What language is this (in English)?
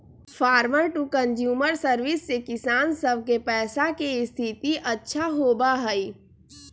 Magahi